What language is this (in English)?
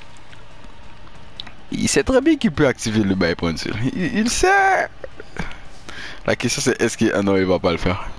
French